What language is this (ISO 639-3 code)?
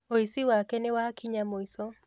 kik